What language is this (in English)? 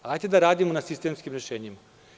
Serbian